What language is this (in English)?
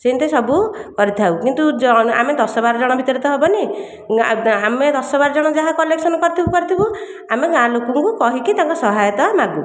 Odia